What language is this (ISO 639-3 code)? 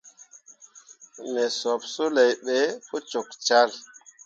mua